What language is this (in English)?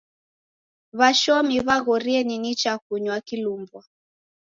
Taita